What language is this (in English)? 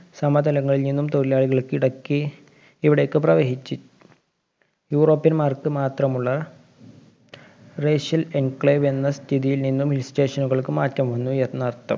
Malayalam